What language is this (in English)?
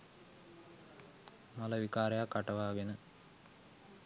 Sinhala